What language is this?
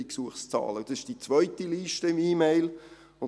Swiss German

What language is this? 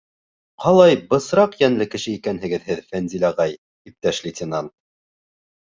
Bashkir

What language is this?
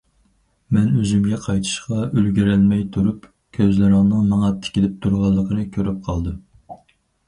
Uyghur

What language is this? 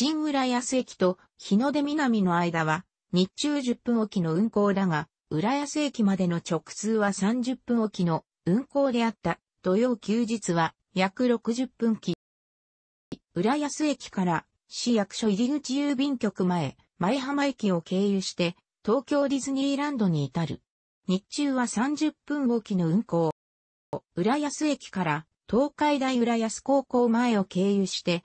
Japanese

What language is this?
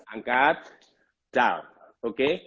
Indonesian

